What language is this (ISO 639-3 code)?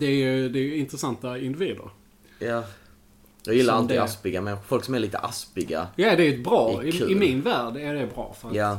swe